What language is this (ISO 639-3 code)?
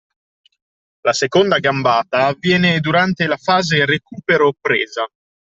ita